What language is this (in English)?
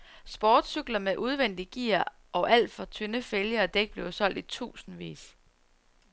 Danish